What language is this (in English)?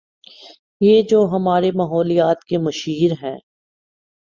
Urdu